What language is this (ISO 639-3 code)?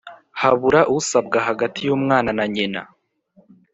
kin